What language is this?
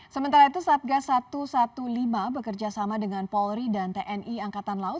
Indonesian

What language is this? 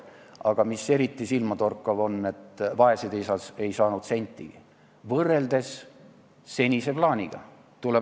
Estonian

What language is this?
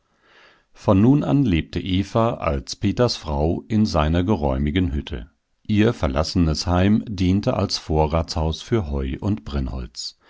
German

